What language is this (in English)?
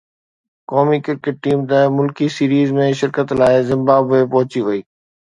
Sindhi